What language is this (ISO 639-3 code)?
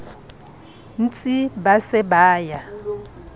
sot